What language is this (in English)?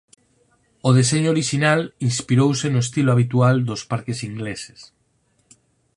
Galician